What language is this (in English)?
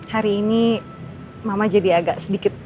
Indonesian